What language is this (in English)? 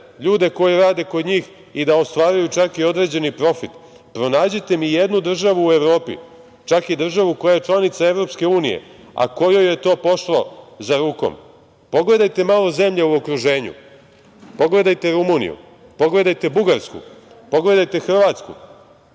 Serbian